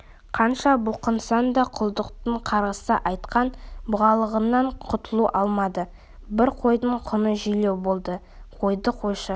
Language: Kazakh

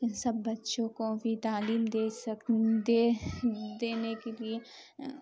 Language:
Urdu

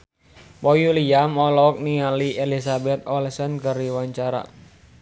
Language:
Sundanese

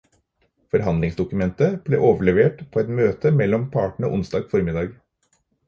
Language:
Norwegian Bokmål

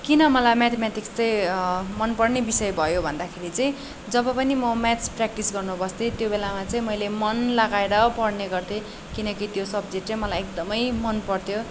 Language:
Nepali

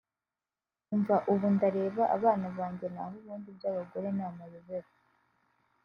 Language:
Kinyarwanda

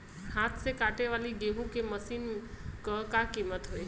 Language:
Bhojpuri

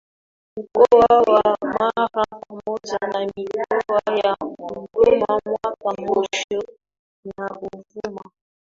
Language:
Swahili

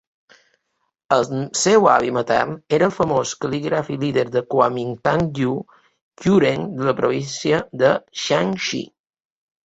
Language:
Catalan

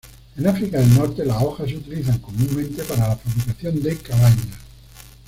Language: Spanish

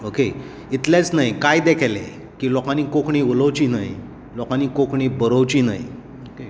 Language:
Konkani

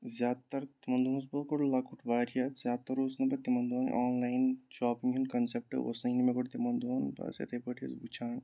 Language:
Kashmiri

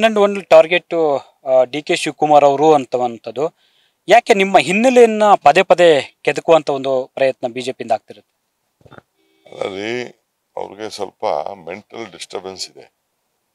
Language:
Romanian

